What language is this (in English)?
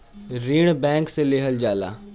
Bhojpuri